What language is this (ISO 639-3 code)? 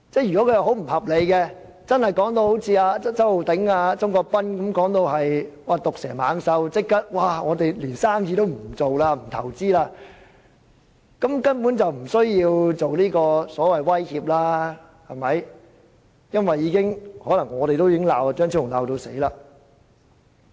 yue